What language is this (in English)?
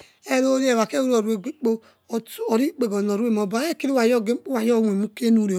Yekhee